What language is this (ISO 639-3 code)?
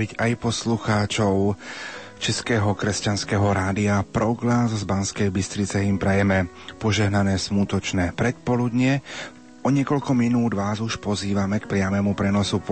slk